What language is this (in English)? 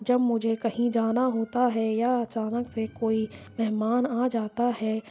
Urdu